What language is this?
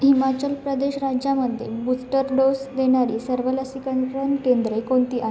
Marathi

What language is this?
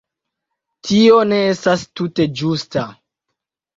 Esperanto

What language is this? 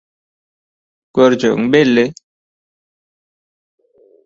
Turkmen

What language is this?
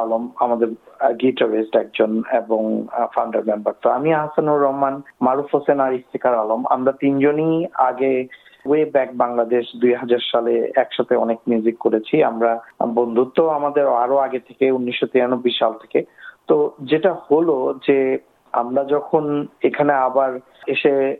Bangla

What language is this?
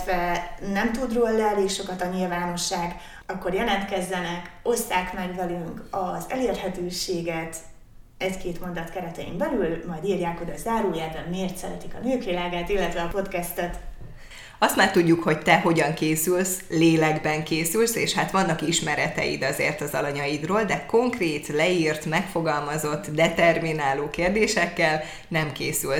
Hungarian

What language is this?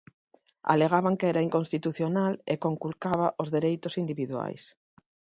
Galician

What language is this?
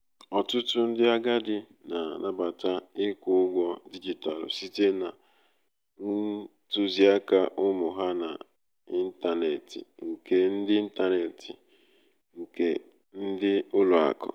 Igbo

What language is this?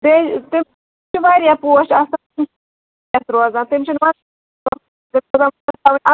Kashmiri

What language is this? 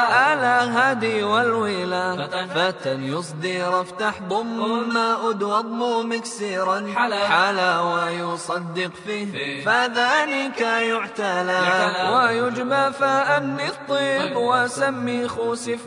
Arabic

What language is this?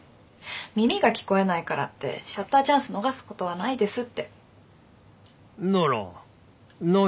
Japanese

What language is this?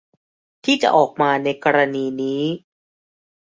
Thai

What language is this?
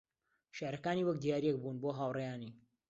Central Kurdish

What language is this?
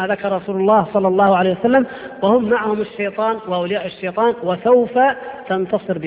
Arabic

